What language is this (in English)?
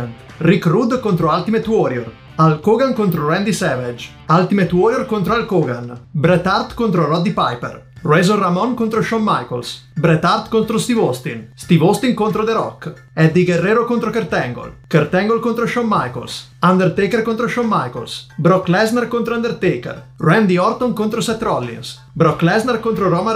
Italian